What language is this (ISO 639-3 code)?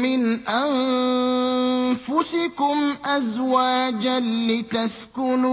ara